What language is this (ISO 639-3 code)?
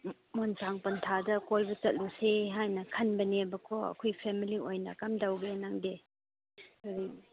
mni